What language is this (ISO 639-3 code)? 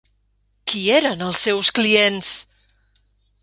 cat